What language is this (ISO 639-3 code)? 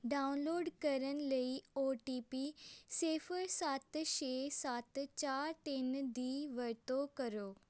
pan